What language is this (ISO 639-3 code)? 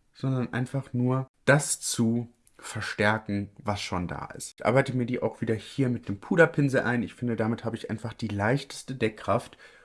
deu